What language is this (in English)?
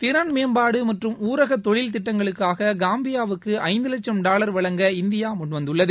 Tamil